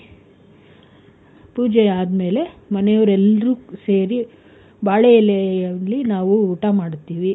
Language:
Kannada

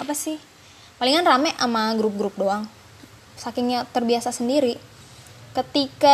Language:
Indonesian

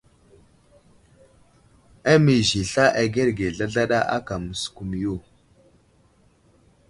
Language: Wuzlam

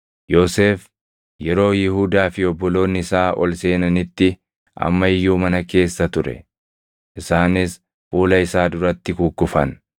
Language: Oromo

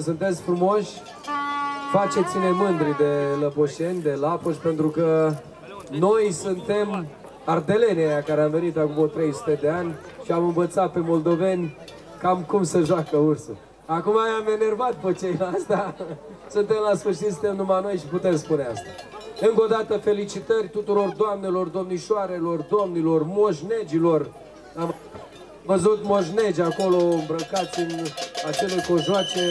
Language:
Romanian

